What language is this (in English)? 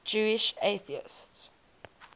English